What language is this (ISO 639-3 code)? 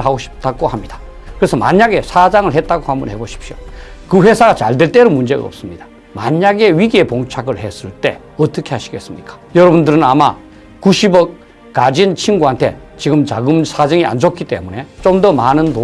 kor